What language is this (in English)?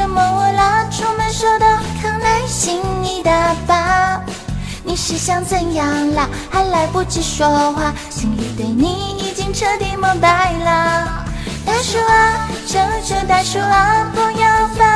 Chinese